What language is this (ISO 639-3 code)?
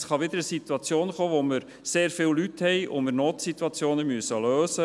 gsw